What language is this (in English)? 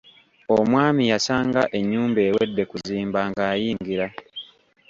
Ganda